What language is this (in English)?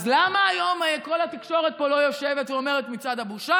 Hebrew